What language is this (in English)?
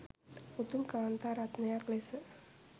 Sinhala